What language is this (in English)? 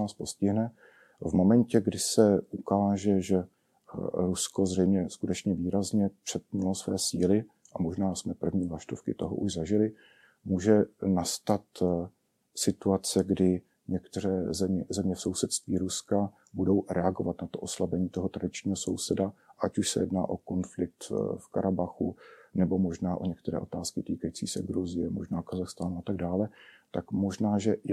Czech